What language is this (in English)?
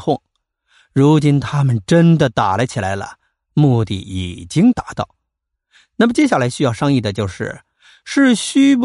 Chinese